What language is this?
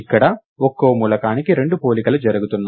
Telugu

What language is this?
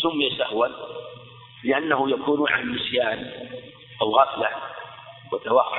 Arabic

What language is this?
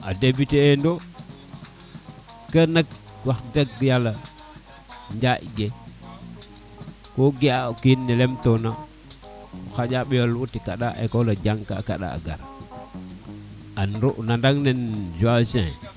Serer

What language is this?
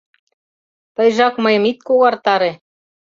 Mari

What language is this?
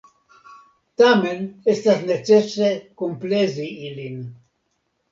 Esperanto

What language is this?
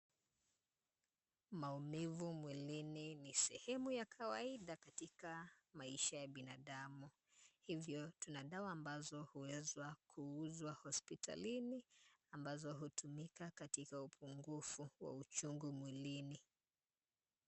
Swahili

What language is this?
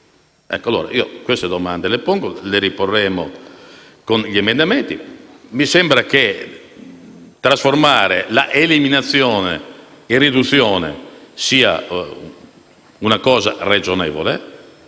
Italian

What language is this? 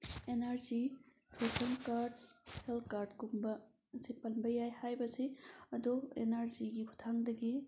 Manipuri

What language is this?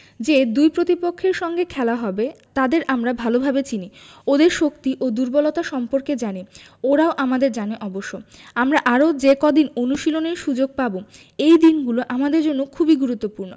Bangla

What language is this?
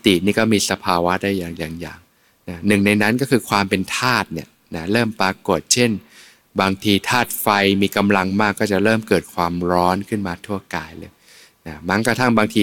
Thai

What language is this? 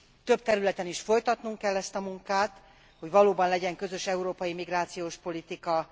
Hungarian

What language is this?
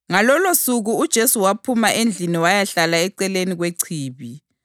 North Ndebele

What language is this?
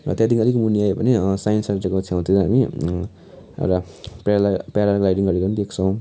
Nepali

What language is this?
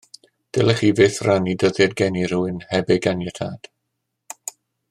Welsh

